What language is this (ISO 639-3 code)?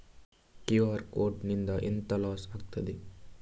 kan